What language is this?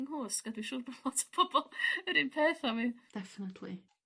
Welsh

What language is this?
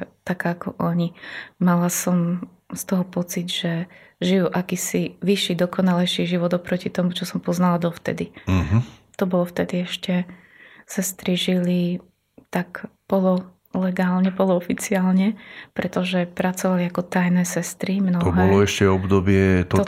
Slovak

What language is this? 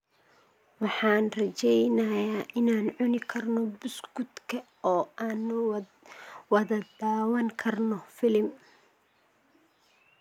Somali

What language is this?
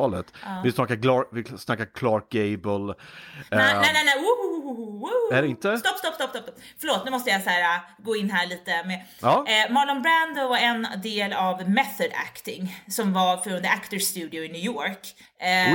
Swedish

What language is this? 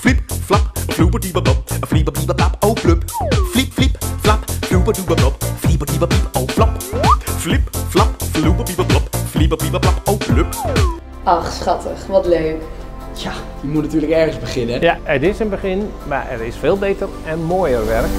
Dutch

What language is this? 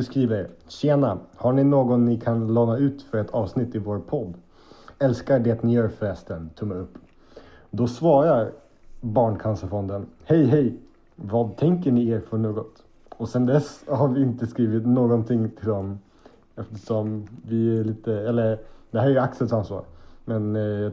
Swedish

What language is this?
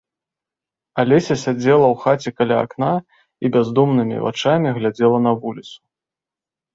Belarusian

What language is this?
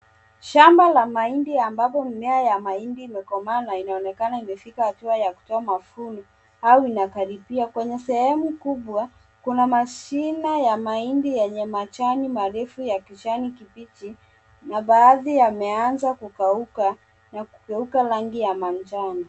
Swahili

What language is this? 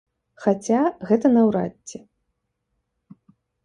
Belarusian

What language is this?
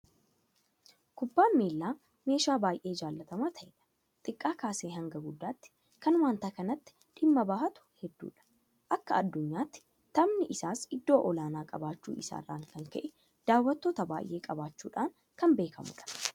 Oromo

